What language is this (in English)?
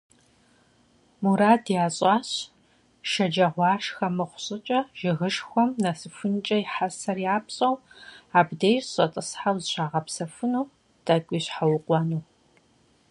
Kabardian